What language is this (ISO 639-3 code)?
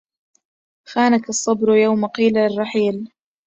ara